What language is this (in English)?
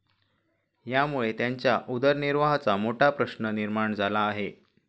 Marathi